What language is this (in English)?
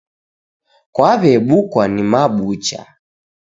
Taita